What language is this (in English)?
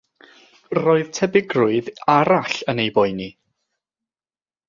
Welsh